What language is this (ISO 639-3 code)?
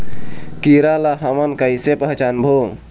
hne